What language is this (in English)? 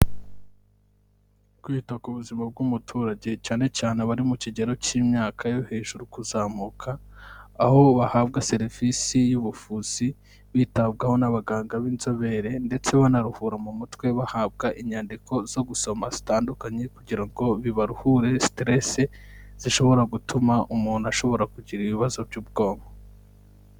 Kinyarwanda